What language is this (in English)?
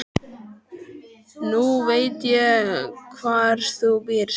Icelandic